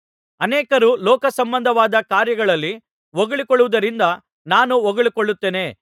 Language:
Kannada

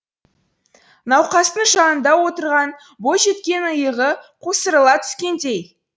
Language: Kazakh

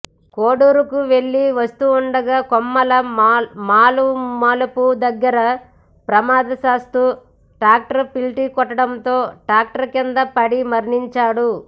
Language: Telugu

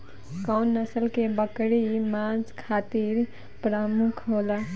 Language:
Bhojpuri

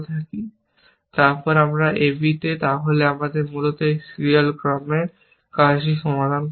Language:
Bangla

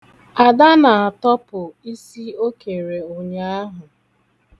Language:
Igbo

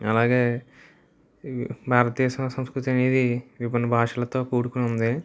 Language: Telugu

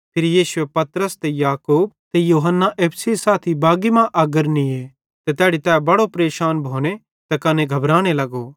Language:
Bhadrawahi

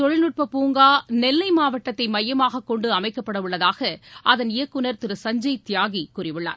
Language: Tamil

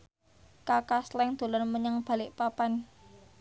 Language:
Javanese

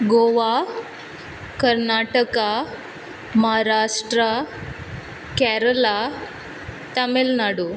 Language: Konkani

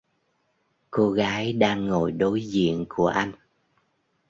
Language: Vietnamese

